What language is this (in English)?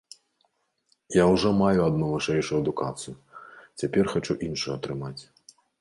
Belarusian